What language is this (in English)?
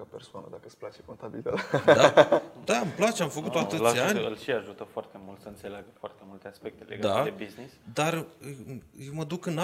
Romanian